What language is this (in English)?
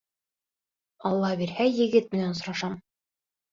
Bashkir